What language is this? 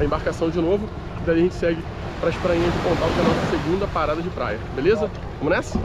Portuguese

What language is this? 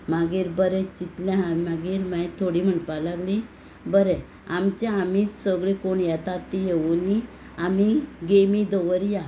Konkani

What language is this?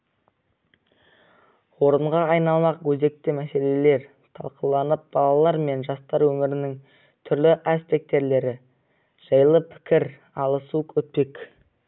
Kazakh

